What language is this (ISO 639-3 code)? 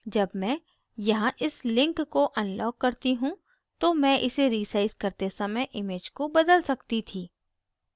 hin